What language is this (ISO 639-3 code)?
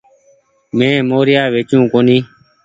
gig